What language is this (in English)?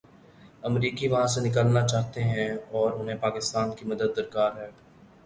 Urdu